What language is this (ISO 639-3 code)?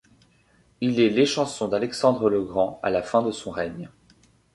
fra